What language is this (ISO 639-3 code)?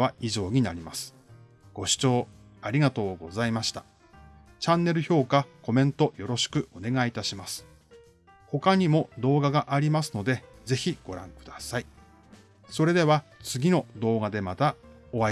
jpn